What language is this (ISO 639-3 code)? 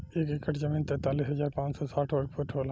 bho